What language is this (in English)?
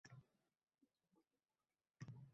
Uzbek